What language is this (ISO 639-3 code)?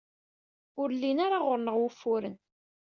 kab